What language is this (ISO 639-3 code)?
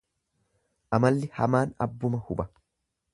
orm